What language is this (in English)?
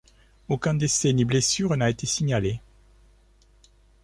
French